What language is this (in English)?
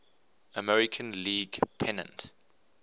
English